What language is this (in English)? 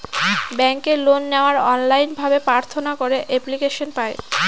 Bangla